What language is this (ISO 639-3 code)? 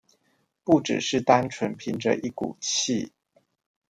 zho